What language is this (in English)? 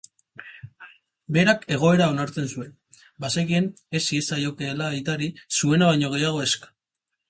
Basque